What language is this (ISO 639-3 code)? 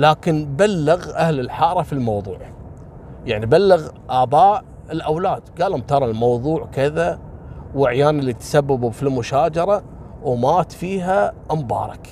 ara